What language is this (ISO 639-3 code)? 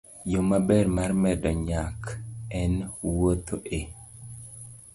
luo